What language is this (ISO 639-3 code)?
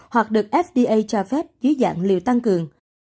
vie